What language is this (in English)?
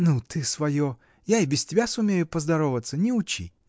Russian